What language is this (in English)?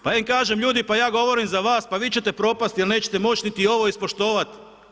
Croatian